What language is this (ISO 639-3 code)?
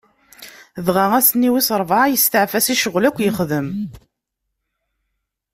kab